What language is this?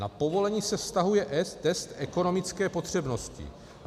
Czech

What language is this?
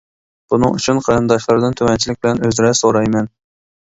Uyghur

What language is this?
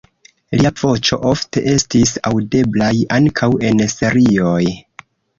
Esperanto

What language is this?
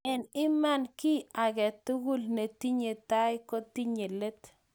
Kalenjin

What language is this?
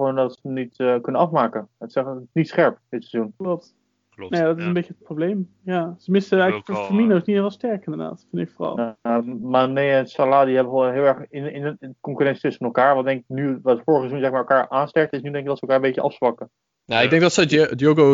Dutch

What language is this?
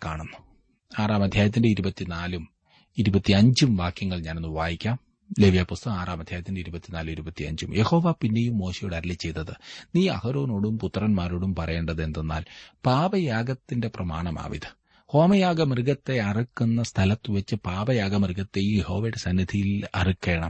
Malayalam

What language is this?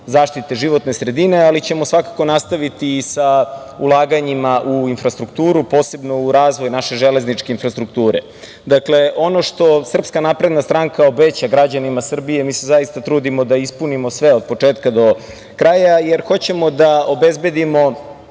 Serbian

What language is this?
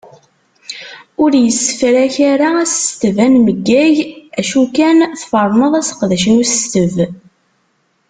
Kabyle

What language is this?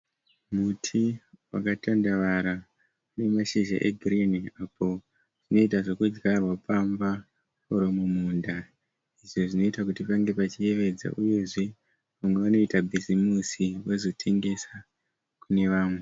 Shona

